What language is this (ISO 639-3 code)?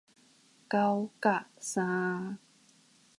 nan